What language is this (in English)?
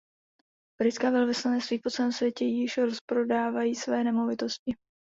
Czech